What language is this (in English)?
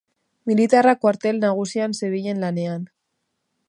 Basque